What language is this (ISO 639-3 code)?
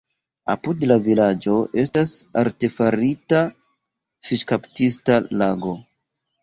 epo